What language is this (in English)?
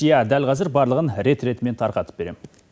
Kazakh